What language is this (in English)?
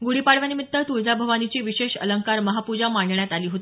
Marathi